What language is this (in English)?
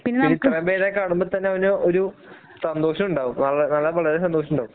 Malayalam